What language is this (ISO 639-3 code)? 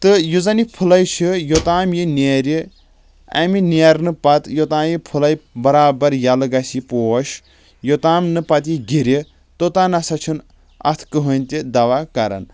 kas